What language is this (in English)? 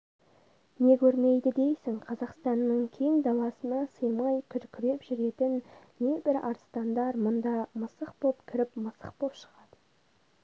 Kazakh